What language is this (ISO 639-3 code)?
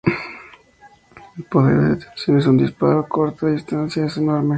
spa